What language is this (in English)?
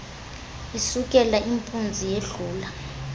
Xhosa